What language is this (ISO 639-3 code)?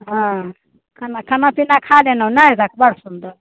mai